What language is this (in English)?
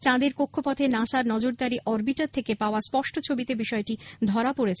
Bangla